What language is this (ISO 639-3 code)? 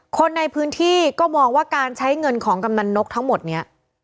tha